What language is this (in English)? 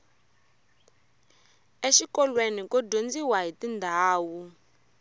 Tsonga